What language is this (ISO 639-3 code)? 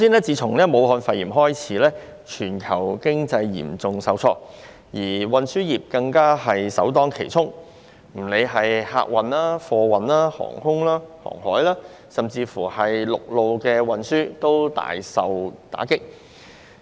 yue